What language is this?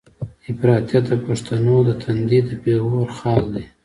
Pashto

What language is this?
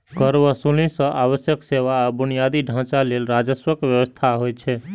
Maithili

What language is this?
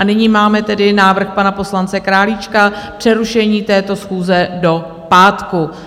Czech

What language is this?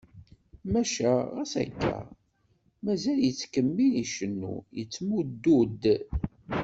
Kabyle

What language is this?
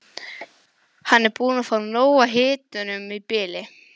Icelandic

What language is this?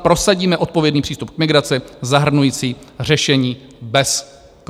Czech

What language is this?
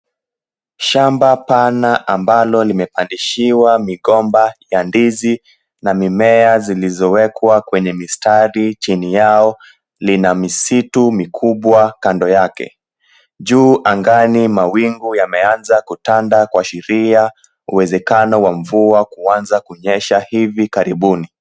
Swahili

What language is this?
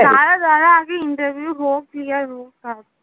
Bangla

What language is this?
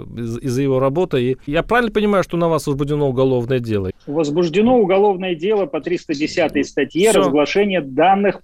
Russian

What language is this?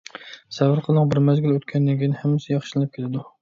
Uyghur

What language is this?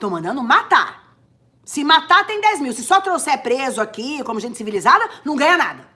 Portuguese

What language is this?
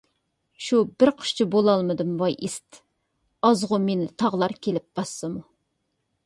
Uyghur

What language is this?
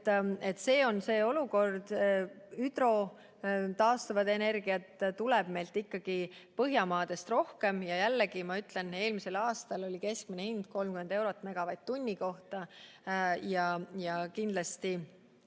Estonian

